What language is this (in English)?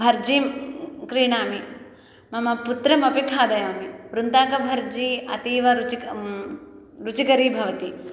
Sanskrit